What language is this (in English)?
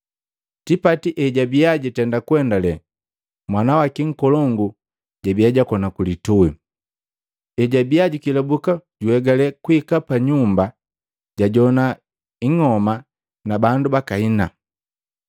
Matengo